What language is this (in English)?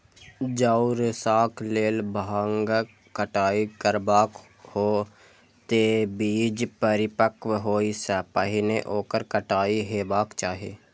Maithili